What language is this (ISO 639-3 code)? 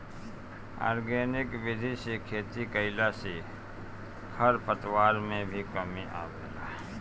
bho